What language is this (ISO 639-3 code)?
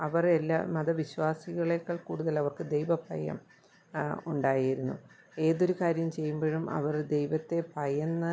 mal